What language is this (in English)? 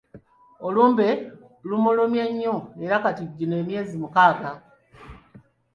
Ganda